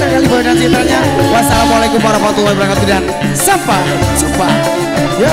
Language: Indonesian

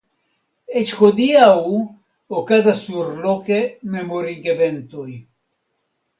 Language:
Esperanto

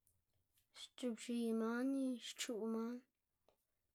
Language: Xanaguía Zapotec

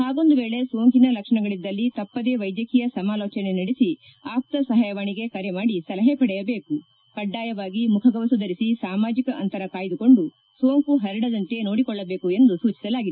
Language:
Kannada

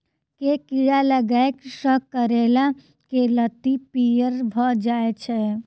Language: Maithili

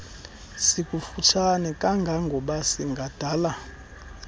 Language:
Xhosa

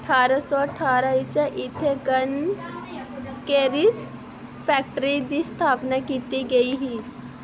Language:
Dogri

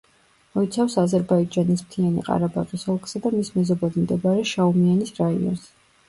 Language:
Georgian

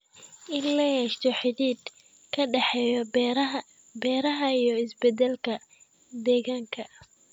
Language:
Somali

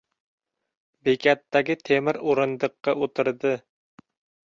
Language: Uzbek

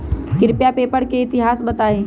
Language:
Magahi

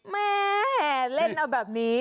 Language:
Thai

